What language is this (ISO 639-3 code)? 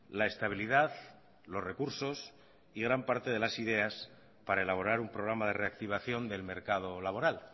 spa